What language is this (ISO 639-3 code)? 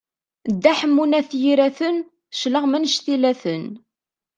kab